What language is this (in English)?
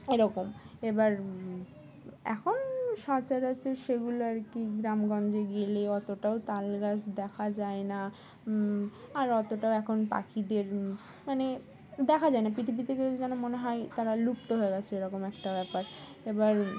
Bangla